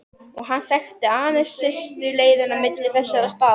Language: Icelandic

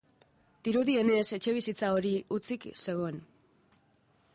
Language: Basque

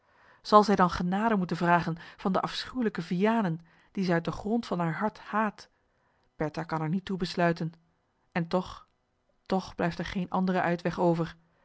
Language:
Dutch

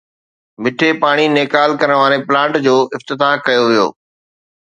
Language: Sindhi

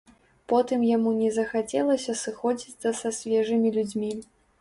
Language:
Belarusian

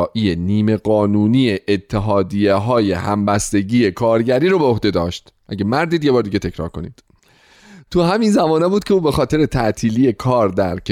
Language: Persian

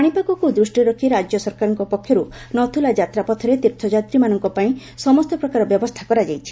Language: Odia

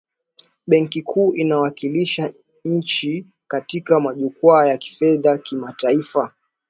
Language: Swahili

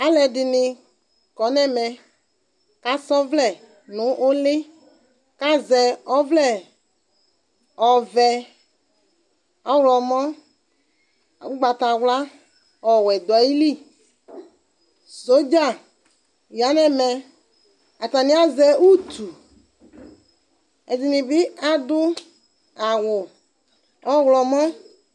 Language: Ikposo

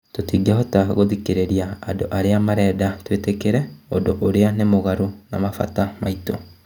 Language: Kikuyu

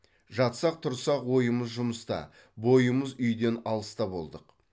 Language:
Kazakh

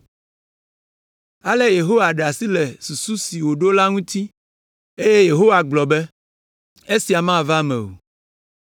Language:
Ewe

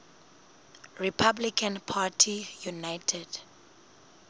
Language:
Southern Sotho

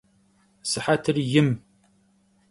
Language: Kabardian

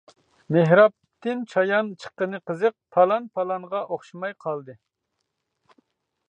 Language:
Uyghur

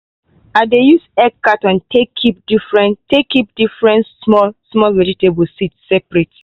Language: Nigerian Pidgin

